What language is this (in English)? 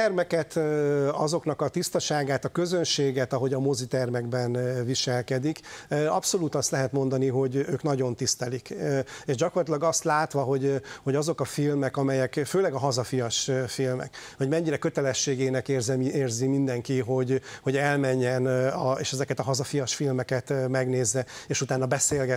Hungarian